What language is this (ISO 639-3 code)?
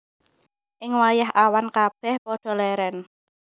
jav